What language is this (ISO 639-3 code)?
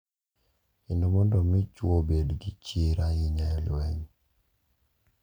luo